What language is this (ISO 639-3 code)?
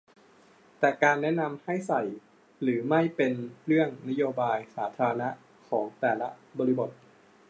tha